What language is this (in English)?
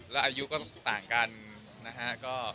Thai